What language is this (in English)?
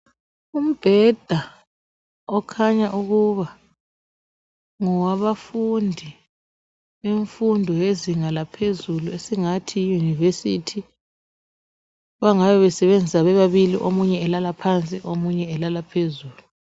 North Ndebele